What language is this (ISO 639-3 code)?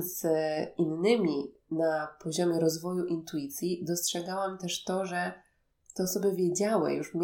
pol